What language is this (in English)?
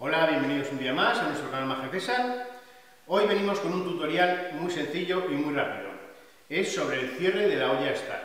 Spanish